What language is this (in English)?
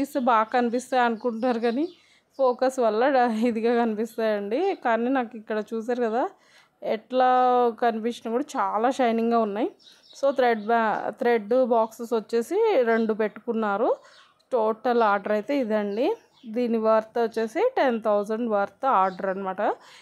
Telugu